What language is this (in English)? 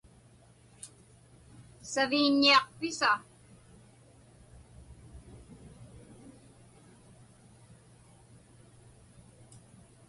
Inupiaq